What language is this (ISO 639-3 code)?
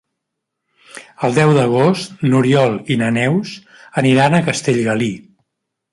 cat